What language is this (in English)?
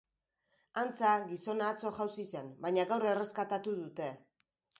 Basque